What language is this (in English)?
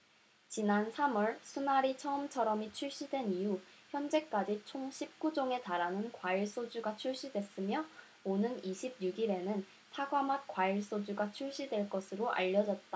Korean